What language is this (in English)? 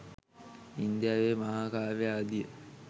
Sinhala